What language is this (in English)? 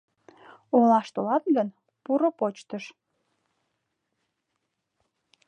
Mari